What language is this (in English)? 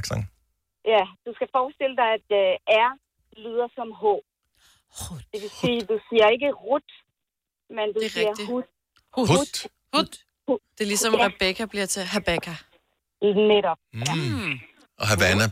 Danish